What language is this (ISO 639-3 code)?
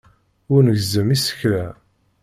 kab